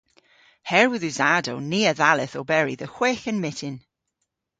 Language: Cornish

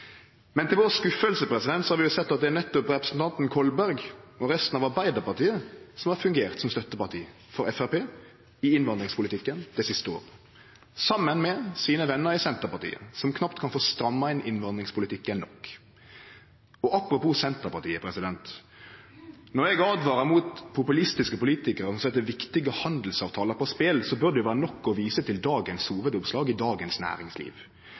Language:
Norwegian Nynorsk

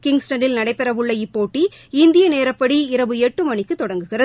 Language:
Tamil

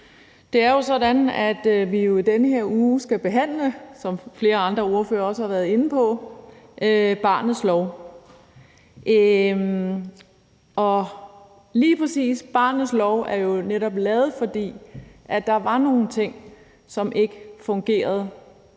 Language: Danish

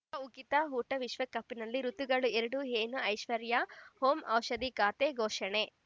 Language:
Kannada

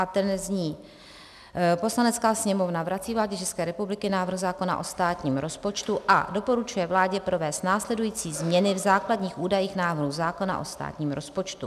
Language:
Czech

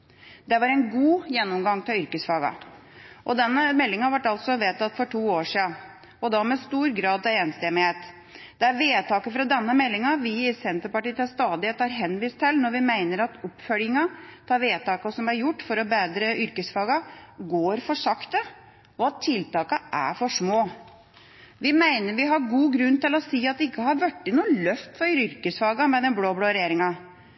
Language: Norwegian Bokmål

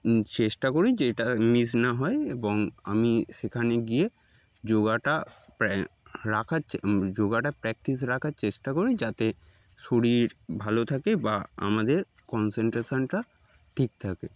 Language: Bangla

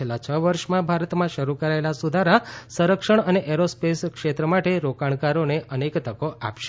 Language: Gujarati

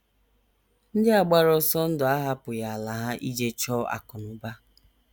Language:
Igbo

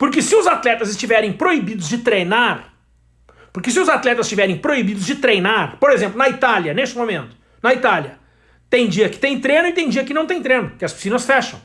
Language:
Portuguese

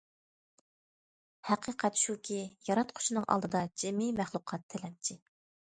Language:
Uyghur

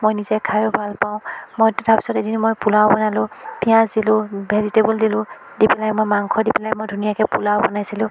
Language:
Assamese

